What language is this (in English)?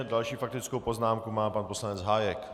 Czech